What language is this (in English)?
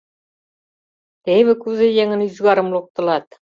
Mari